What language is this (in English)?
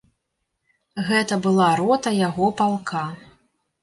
Belarusian